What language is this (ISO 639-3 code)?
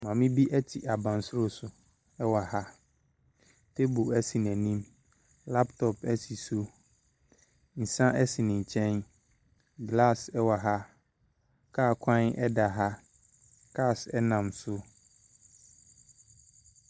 aka